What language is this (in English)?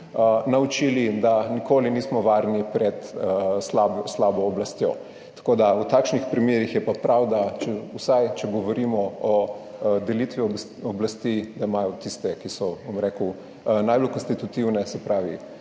Slovenian